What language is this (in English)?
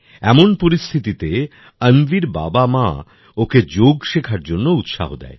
Bangla